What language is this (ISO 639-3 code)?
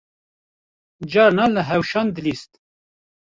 kur